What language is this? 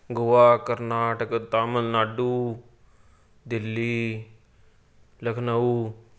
Punjabi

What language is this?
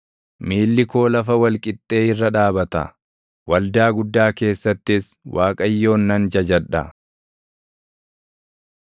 Oromo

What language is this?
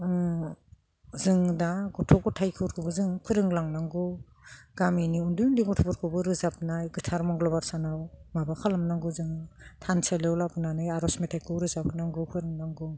Bodo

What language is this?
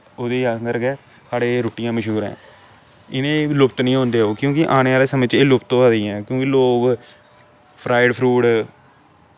Dogri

